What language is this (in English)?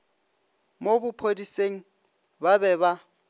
Northern Sotho